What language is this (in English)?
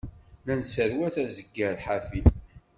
Kabyle